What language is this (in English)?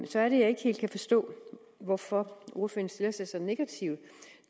Danish